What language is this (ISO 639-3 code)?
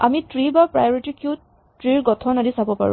asm